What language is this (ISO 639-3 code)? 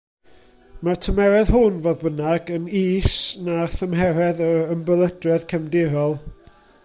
cym